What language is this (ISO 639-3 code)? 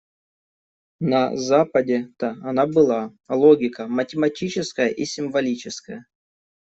rus